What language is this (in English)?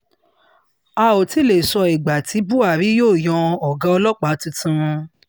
Yoruba